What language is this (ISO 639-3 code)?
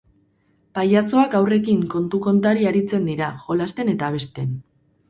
eus